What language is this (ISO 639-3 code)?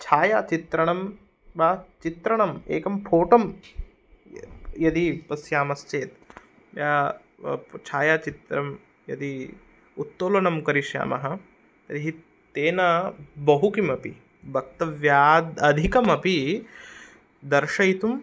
san